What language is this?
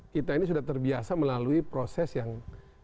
Indonesian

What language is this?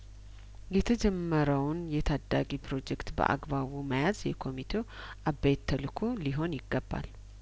Amharic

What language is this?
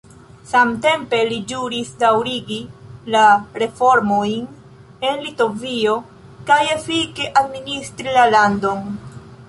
Esperanto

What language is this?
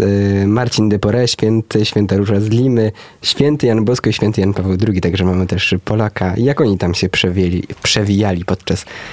Polish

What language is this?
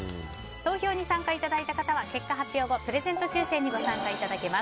Japanese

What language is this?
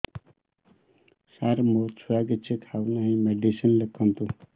Odia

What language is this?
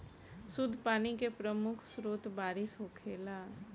Bhojpuri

